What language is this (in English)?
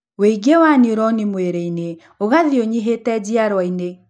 Kikuyu